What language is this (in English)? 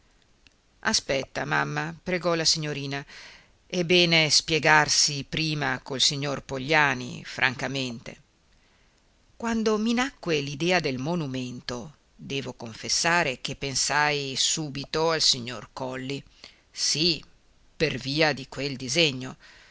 Italian